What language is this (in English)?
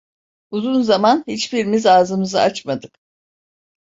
Turkish